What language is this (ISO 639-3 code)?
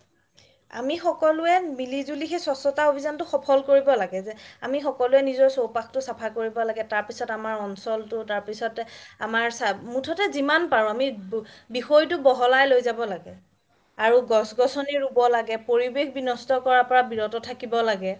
asm